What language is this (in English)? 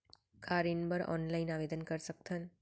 Chhattisgarhi